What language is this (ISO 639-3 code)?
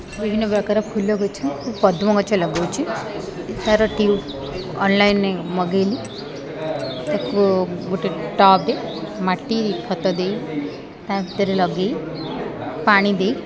ori